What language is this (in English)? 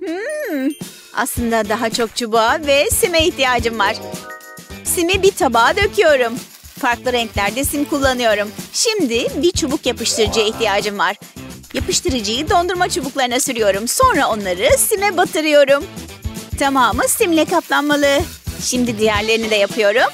Turkish